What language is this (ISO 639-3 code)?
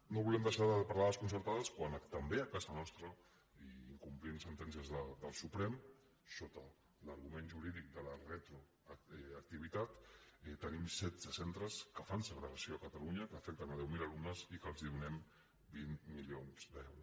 cat